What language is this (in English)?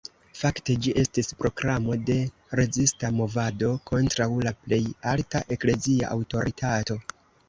Esperanto